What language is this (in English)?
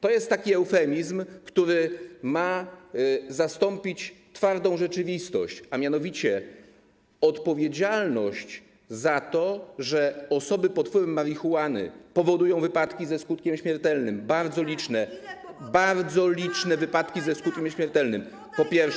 Polish